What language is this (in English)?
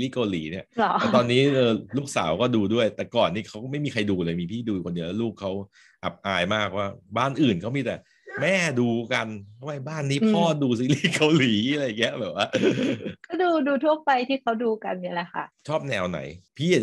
Thai